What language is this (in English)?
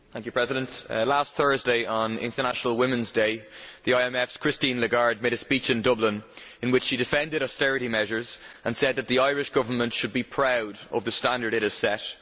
English